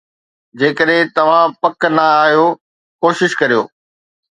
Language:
Sindhi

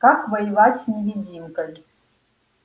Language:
Russian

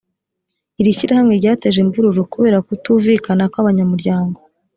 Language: Kinyarwanda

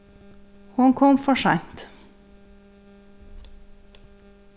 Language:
Faroese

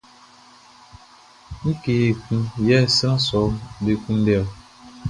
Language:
Baoulé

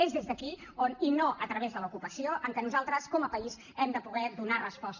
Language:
Catalan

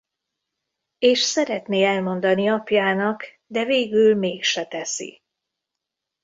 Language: Hungarian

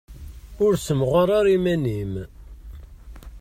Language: Kabyle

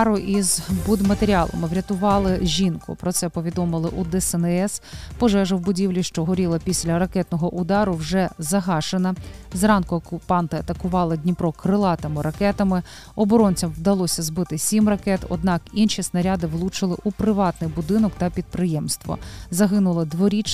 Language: Ukrainian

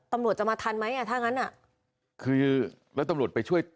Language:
Thai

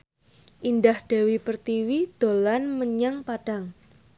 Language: Javanese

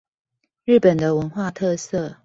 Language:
Chinese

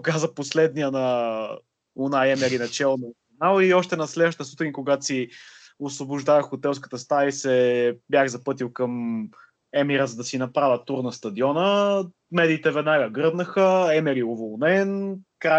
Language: Bulgarian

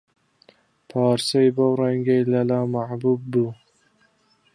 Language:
Central Kurdish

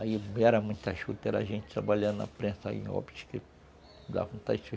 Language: Portuguese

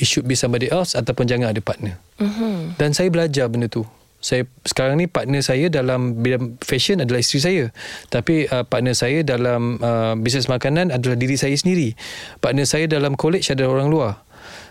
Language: Malay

